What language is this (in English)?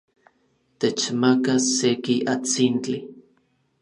Orizaba Nahuatl